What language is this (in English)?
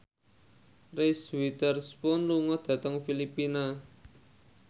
Javanese